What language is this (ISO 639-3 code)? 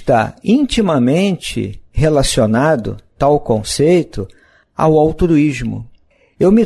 por